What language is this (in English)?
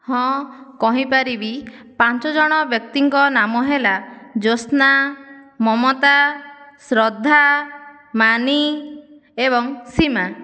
Odia